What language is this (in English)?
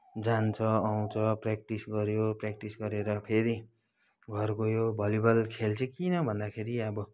Nepali